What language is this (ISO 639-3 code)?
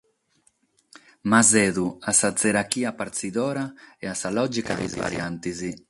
srd